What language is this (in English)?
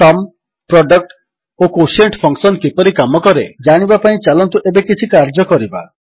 Odia